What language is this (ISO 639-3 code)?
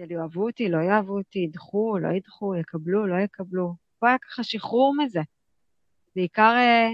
heb